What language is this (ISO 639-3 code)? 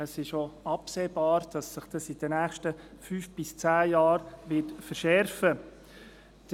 gsw